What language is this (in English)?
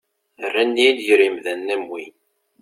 Kabyle